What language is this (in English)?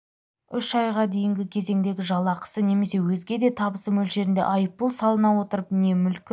Kazakh